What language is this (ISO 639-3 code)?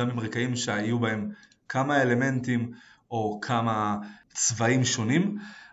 heb